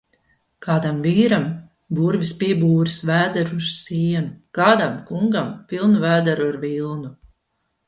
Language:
Latvian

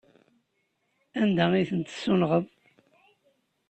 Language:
Kabyle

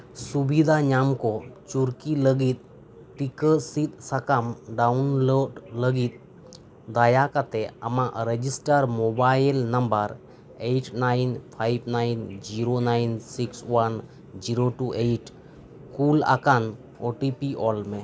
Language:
Santali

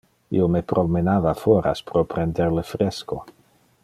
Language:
Interlingua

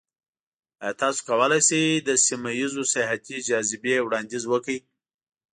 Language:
Pashto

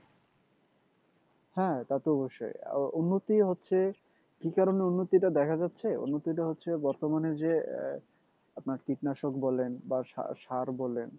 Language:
Bangla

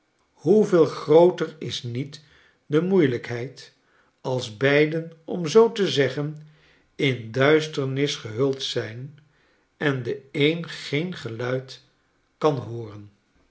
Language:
Dutch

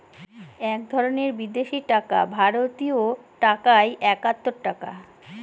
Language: Bangla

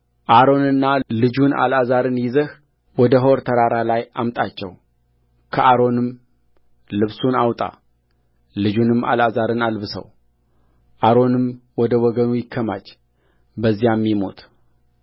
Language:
Amharic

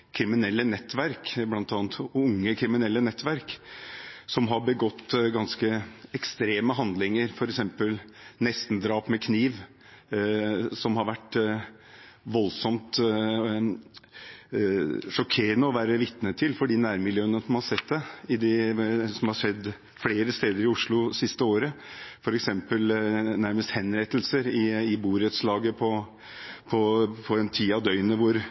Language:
Norwegian Bokmål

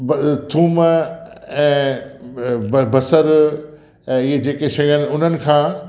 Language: Sindhi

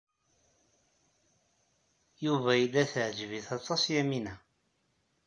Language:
Kabyle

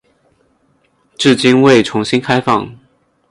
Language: Chinese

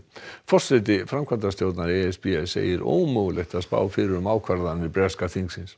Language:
Icelandic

